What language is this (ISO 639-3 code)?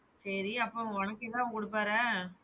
tam